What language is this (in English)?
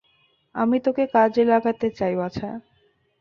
Bangla